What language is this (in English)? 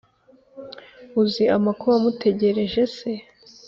Kinyarwanda